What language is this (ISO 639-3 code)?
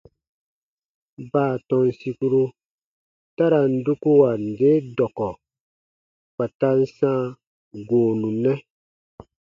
bba